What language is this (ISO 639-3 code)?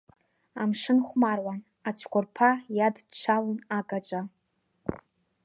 abk